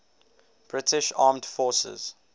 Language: English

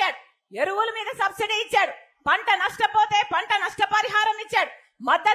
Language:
Telugu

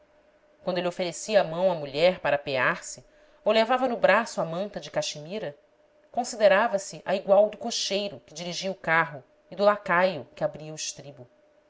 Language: Portuguese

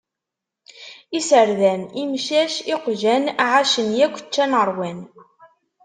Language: Kabyle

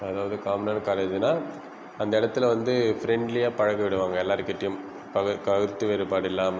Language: Tamil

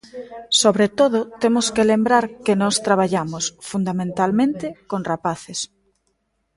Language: Galician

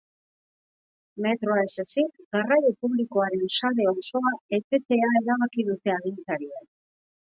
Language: Basque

